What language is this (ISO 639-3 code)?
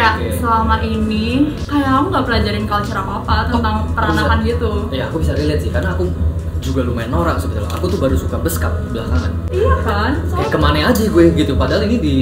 ind